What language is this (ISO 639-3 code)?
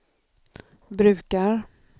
swe